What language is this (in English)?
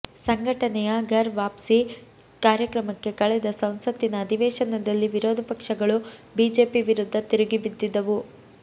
Kannada